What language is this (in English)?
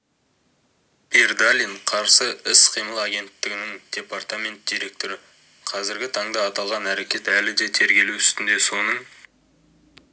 Kazakh